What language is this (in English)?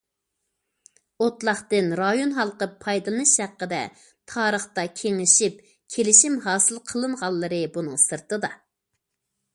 Uyghur